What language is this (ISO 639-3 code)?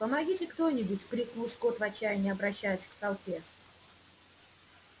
rus